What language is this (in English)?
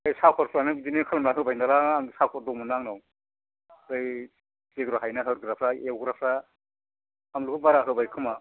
Bodo